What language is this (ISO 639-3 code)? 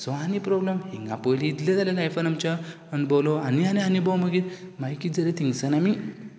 kok